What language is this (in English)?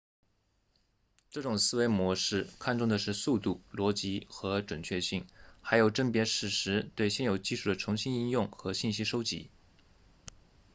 Chinese